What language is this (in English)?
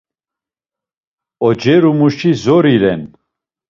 Laz